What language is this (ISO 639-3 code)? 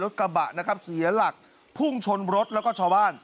tha